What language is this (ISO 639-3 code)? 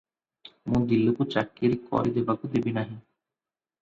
ori